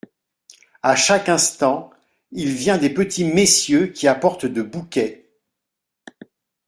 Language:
French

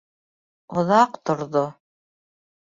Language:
Bashkir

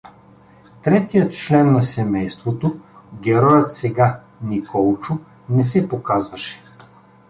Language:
Bulgarian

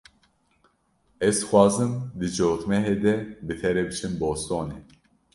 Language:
Kurdish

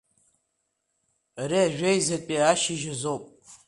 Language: Abkhazian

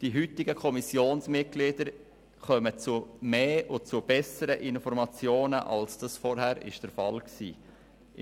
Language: Swiss German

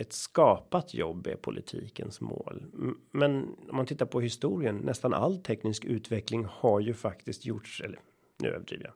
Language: Swedish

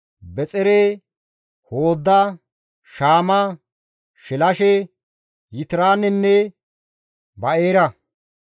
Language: Gamo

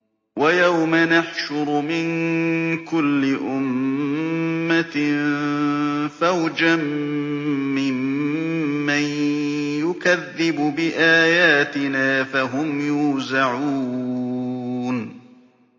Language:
Arabic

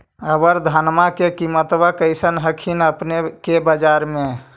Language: Magahi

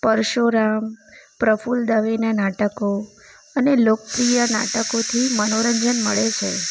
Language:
Gujarati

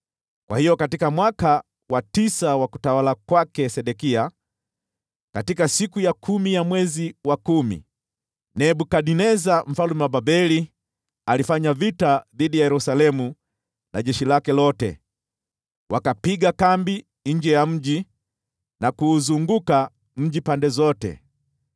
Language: Swahili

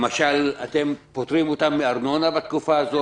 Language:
Hebrew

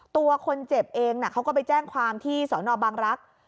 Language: Thai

